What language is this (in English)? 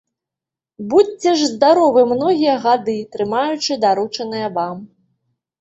Belarusian